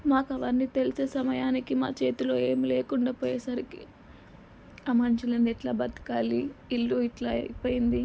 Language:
Telugu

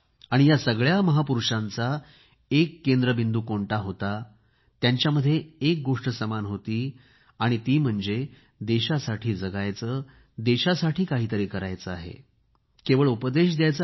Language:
Marathi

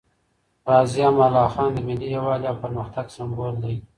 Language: Pashto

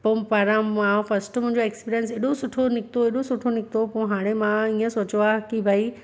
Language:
Sindhi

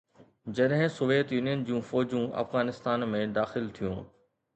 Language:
Sindhi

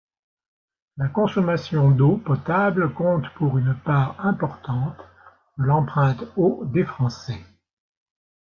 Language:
French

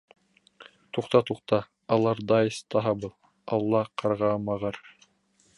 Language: Bashkir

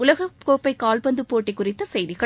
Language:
Tamil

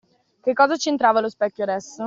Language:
Italian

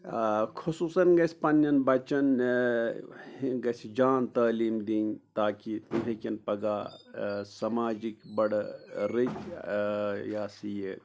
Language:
Kashmiri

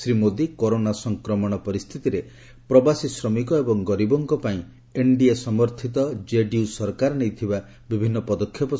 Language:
Odia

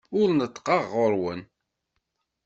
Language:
Kabyle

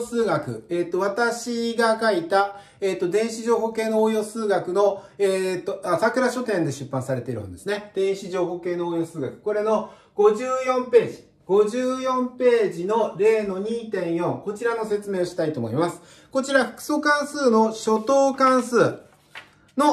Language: Japanese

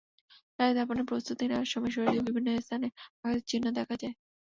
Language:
Bangla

